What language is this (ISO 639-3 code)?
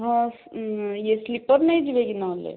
ori